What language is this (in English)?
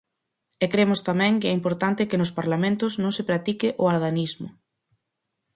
Galician